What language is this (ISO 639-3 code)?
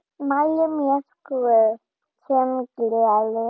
isl